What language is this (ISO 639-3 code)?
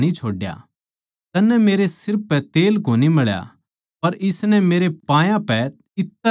bgc